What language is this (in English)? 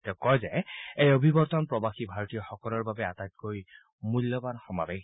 Assamese